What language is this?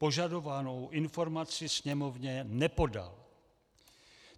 Czech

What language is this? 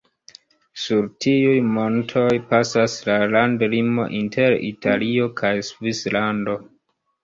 Esperanto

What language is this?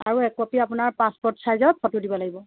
Assamese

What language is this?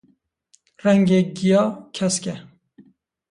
Kurdish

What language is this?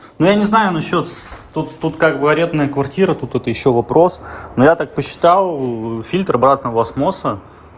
Russian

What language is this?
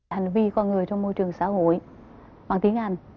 Vietnamese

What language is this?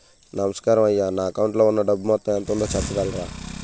Telugu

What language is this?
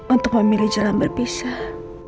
Indonesian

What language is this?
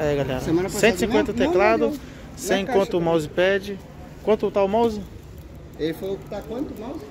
Portuguese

